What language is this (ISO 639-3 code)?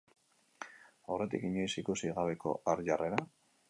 eus